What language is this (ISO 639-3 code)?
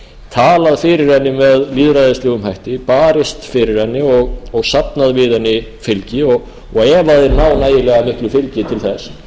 isl